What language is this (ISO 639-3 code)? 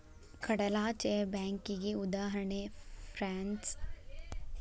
kan